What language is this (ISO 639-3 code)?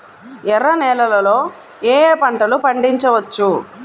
tel